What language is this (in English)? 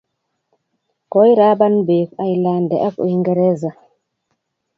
Kalenjin